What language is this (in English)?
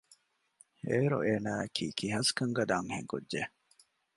Divehi